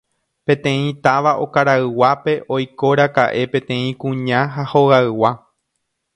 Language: Guarani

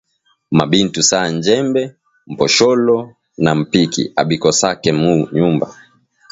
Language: Swahili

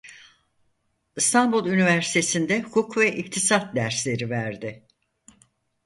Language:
Turkish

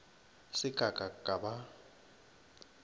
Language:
Northern Sotho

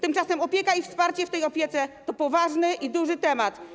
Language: Polish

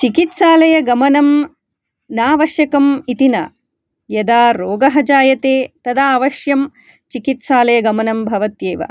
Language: Sanskrit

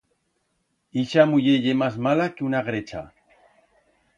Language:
Aragonese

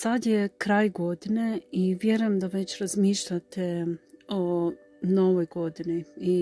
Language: Croatian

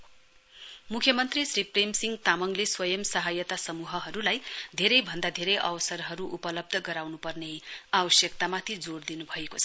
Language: Nepali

